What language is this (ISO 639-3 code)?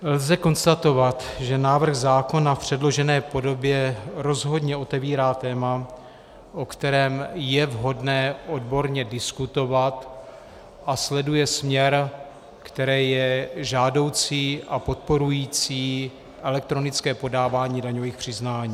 ces